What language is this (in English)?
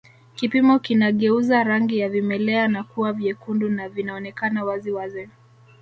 Swahili